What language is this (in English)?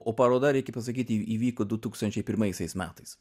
Lithuanian